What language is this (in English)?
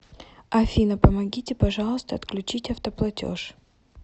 Russian